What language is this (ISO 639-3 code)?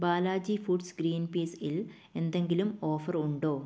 mal